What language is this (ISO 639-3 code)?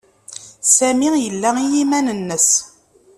kab